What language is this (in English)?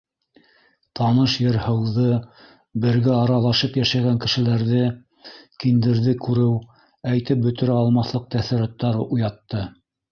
Bashkir